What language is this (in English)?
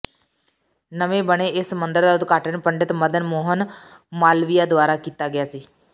Punjabi